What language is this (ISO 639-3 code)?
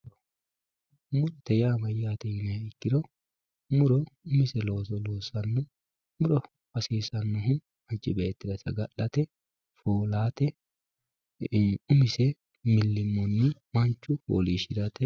sid